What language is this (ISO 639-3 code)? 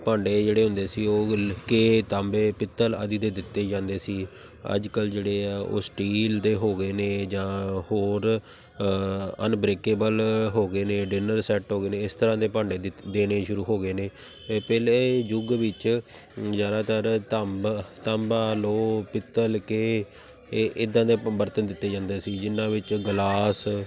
pan